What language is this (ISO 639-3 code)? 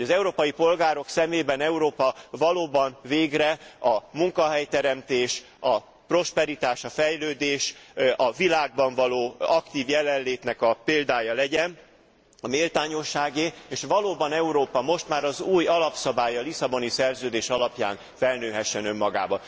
hun